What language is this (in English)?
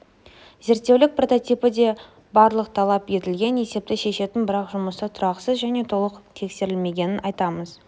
Kazakh